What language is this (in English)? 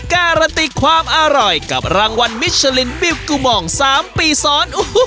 Thai